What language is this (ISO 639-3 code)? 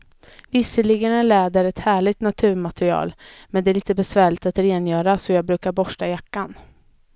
swe